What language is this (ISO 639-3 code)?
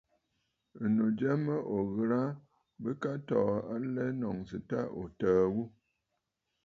bfd